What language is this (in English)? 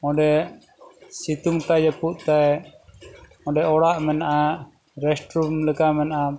Santali